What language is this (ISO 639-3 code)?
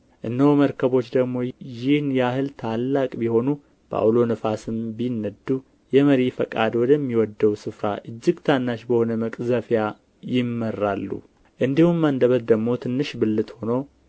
amh